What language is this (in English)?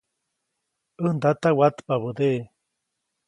Copainalá Zoque